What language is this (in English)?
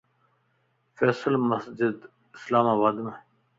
Lasi